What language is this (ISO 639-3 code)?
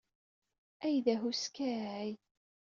kab